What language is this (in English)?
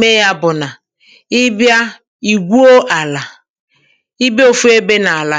Igbo